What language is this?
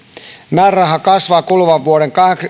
Finnish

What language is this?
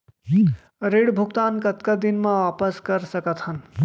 Chhattisgarhi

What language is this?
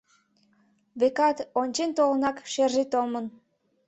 Mari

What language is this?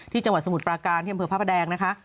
Thai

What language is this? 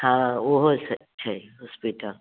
Maithili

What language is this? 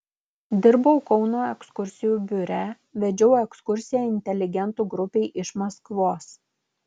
Lithuanian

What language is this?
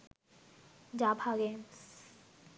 Bangla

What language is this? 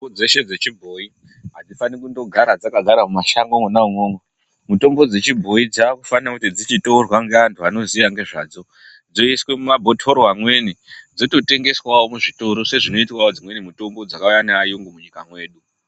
Ndau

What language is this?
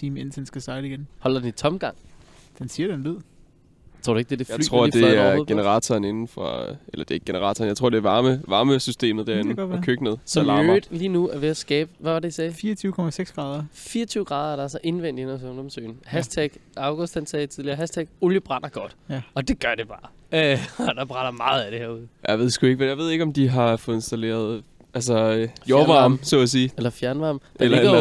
Danish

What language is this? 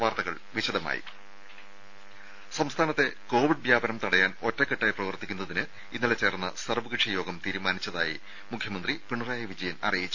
Malayalam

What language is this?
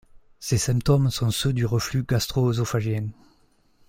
French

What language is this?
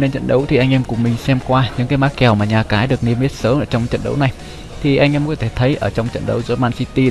Vietnamese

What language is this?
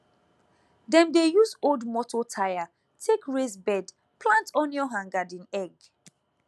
Nigerian Pidgin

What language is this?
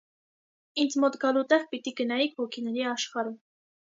Armenian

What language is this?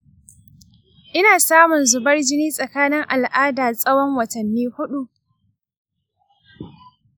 Hausa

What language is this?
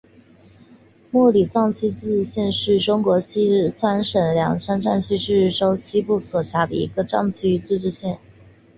Chinese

